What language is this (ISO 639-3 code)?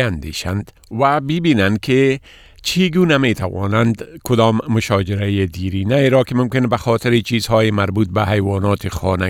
fas